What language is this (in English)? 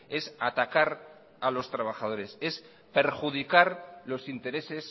Spanish